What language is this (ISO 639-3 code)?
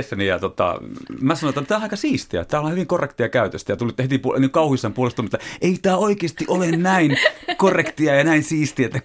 fin